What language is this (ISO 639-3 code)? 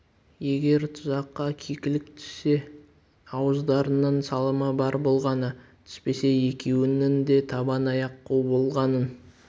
kaz